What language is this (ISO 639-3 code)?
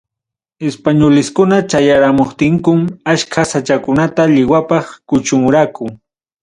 quy